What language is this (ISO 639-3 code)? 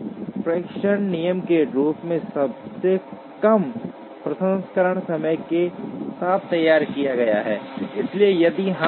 hin